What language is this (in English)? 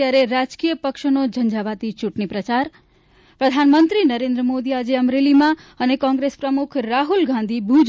Gujarati